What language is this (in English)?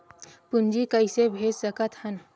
Chhattisgarhi